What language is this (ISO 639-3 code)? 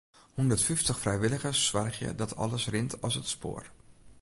fry